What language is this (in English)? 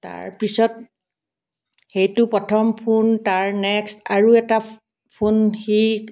Assamese